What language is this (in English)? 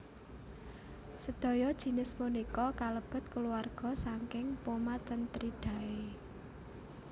Javanese